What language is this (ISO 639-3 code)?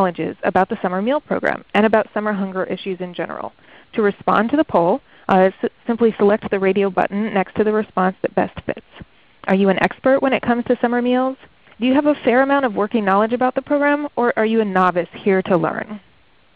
eng